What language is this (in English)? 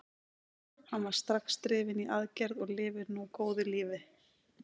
Icelandic